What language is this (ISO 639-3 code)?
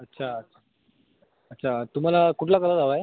mar